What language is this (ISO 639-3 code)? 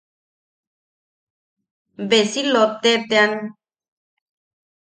yaq